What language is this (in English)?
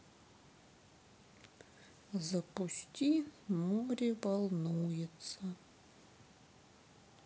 Russian